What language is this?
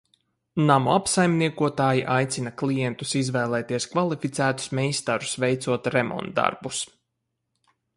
Latvian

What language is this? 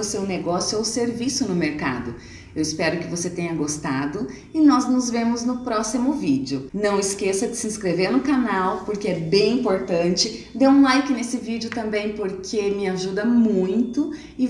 Portuguese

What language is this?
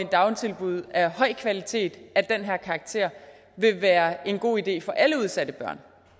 Danish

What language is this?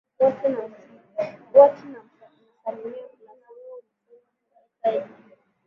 Swahili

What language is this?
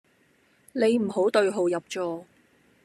Cantonese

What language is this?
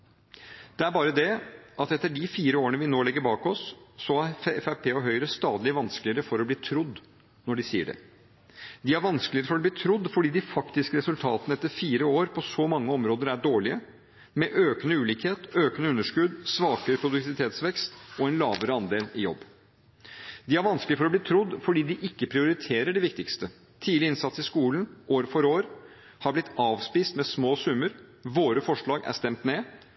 Norwegian Bokmål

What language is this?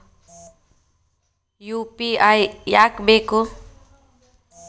Kannada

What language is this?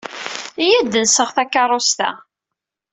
Kabyle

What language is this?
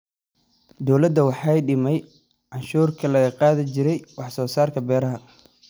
Somali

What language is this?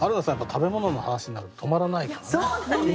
Japanese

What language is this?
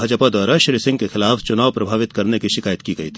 Hindi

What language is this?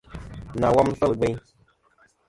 Kom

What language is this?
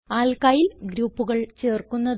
Malayalam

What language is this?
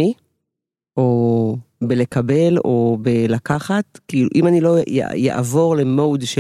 Hebrew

